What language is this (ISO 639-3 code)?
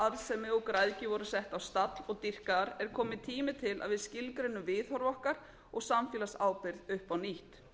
isl